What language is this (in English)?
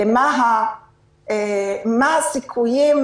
Hebrew